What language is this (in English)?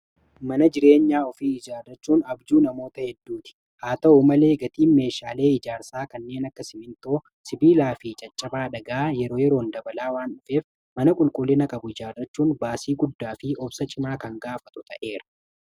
Oromo